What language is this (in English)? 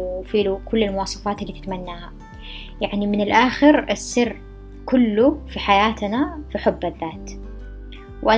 Arabic